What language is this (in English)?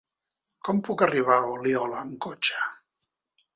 Catalan